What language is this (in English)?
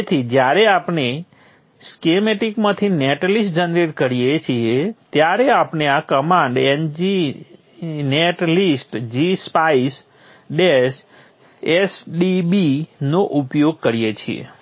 Gujarati